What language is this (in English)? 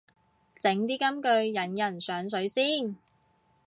Cantonese